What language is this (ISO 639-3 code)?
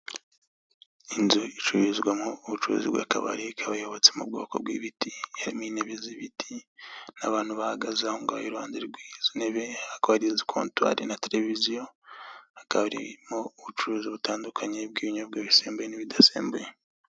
kin